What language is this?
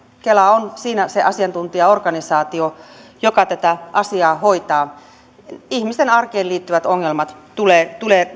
Finnish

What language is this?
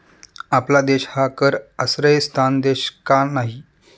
Marathi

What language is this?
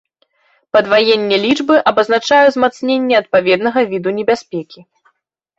Belarusian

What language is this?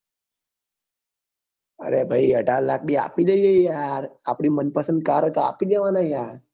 Gujarati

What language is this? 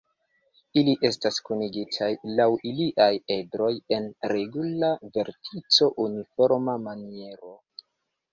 Esperanto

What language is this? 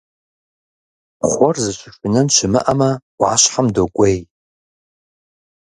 Kabardian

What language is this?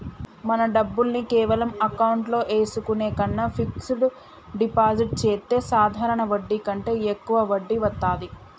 Telugu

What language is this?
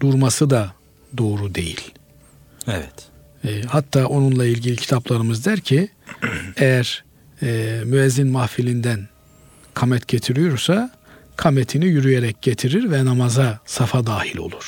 Turkish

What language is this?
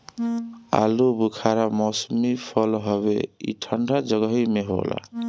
Bhojpuri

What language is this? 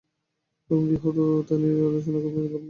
Bangla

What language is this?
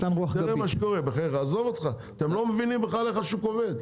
Hebrew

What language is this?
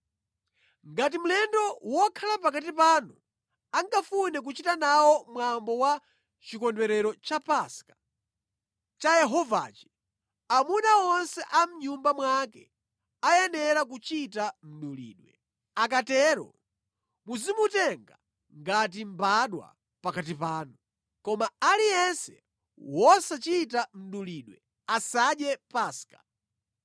Nyanja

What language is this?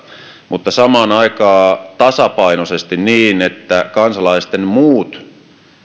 Finnish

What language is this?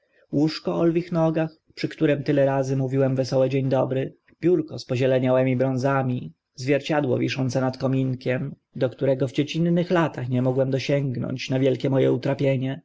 Polish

